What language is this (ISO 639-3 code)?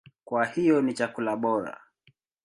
swa